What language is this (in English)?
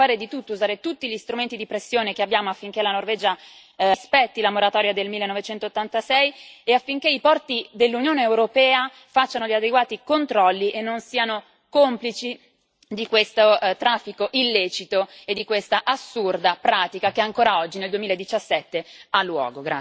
Italian